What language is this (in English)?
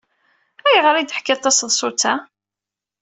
Kabyle